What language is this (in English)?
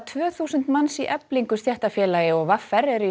Icelandic